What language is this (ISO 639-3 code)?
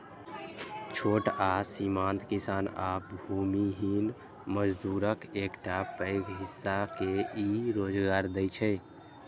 mai